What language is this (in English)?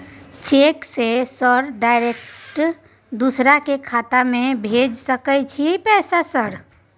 Maithili